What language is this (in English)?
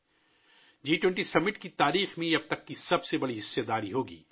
Urdu